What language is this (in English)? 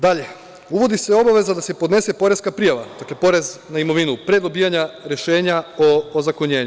Serbian